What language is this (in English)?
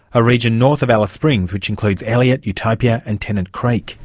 English